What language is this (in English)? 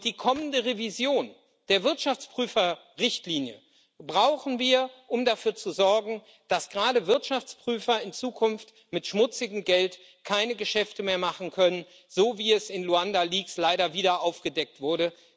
German